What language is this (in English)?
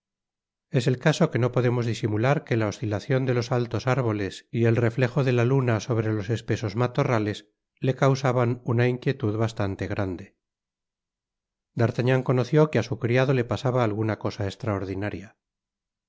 Spanish